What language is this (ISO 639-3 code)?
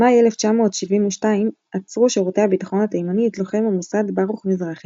heb